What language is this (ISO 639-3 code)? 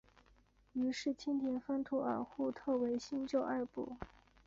zho